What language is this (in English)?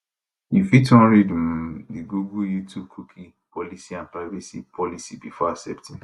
Nigerian Pidgin